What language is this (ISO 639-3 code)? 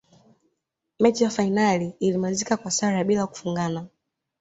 swa